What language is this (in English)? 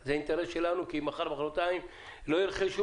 Hebrew